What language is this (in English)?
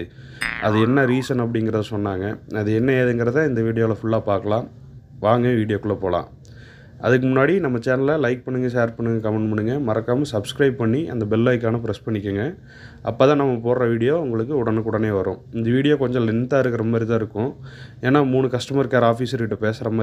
Romanian